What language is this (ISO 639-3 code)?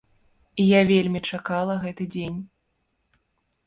bel